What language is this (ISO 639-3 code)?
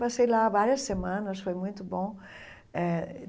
por